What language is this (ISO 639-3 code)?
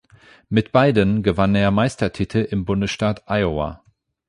deu